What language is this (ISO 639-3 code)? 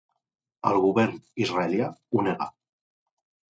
cat